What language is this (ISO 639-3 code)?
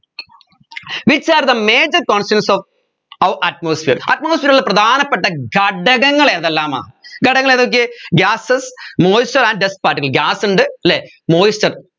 mal